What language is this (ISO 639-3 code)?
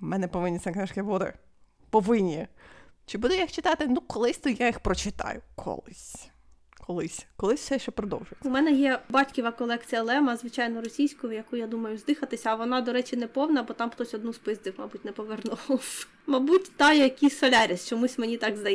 ukr